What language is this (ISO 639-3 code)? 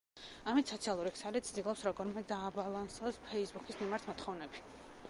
kat